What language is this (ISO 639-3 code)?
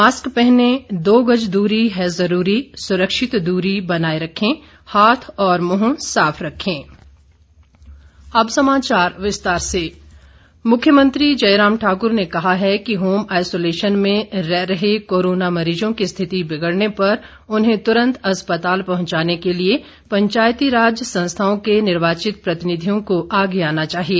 hin